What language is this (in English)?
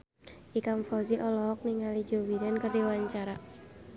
Sundanese